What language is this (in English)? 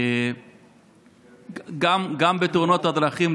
Hebrew